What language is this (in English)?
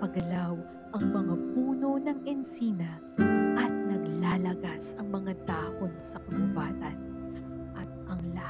Filipino